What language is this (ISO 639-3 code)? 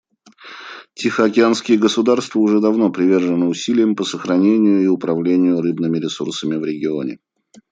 rus